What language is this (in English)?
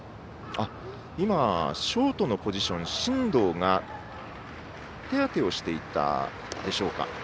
Japanese